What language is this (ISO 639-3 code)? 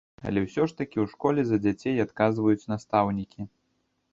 bel